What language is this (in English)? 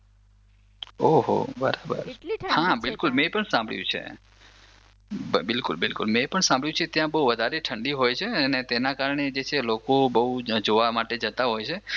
Gujarati